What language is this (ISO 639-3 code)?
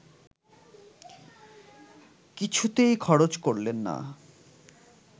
ben